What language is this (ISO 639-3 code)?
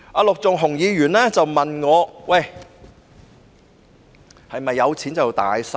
yue